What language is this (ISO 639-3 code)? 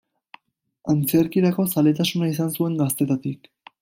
eus